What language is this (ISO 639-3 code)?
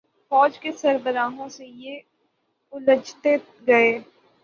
urd